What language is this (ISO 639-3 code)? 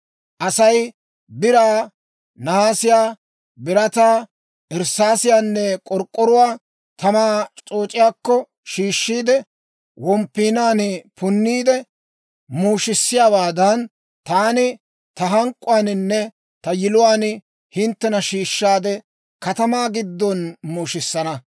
dwr